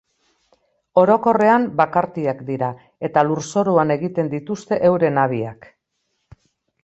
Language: Basque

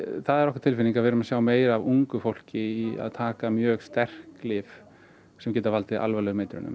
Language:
Icelandic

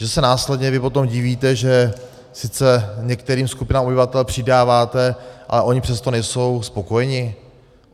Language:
Czech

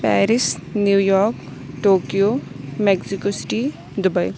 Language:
Urdu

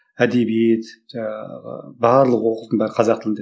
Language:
Kazakh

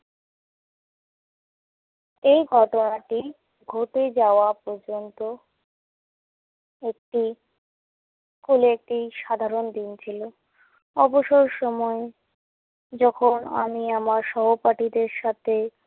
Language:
Bangla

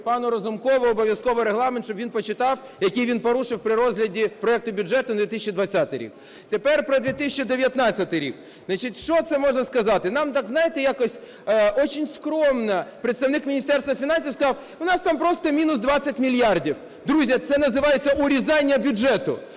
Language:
Ukrainian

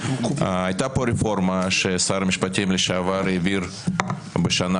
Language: Hebrew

